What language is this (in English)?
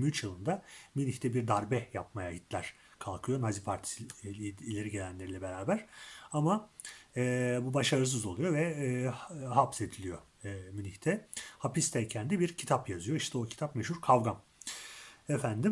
Turkish